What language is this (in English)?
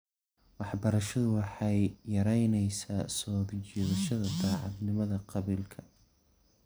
Somali